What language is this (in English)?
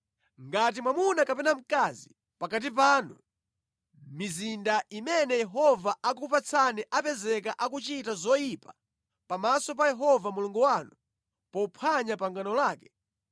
Nyanja